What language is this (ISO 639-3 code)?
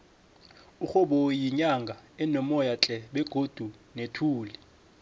nbl